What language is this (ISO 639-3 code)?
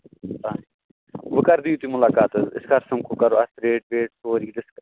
kas